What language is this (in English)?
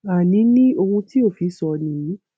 Yoruba